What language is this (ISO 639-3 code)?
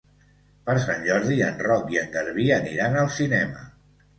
cat